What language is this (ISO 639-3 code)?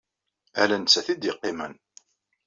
kab